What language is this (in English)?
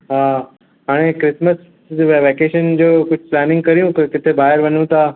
Sindhi